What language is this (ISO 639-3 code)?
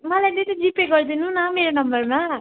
nep